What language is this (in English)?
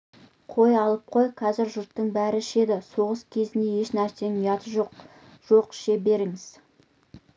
Kazakh